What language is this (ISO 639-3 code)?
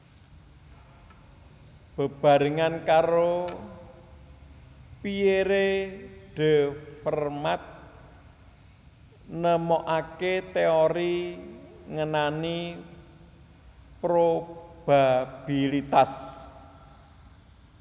jav